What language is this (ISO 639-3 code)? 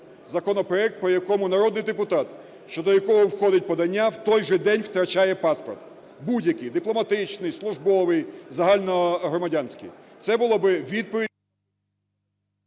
ukr